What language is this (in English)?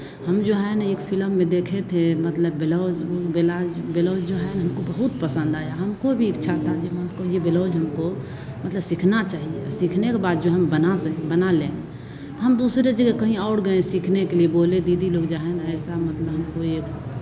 Hindi